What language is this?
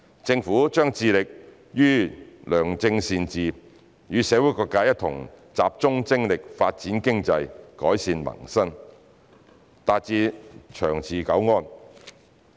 Cantonese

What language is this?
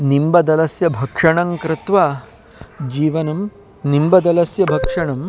Sanskrit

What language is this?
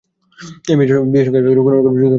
Bangla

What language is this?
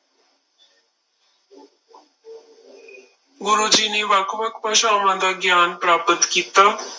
Punjabi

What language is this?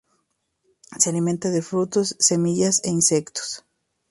Spanish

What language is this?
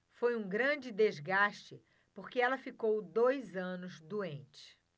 Portuguese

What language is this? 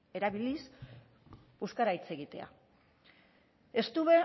Basque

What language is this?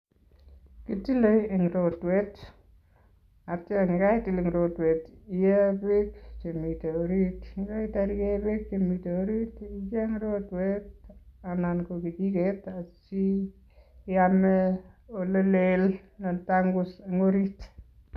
Kalenjin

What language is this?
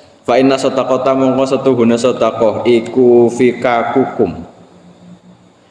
Indonesian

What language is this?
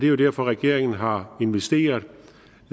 Danish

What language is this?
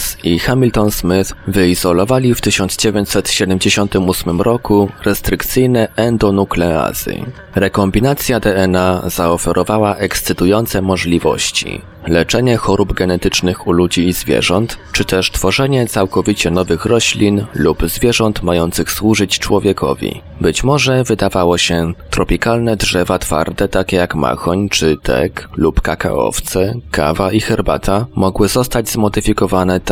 Polish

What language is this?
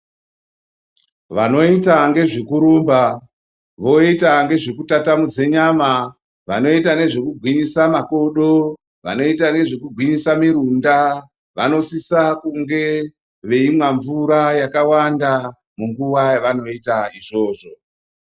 Ndau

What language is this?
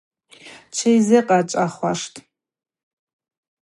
Abaza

